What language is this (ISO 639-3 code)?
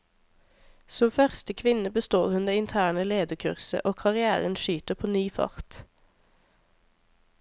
nor